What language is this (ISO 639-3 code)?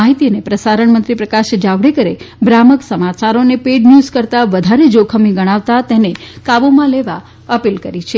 guj